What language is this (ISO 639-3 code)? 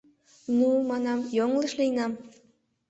chm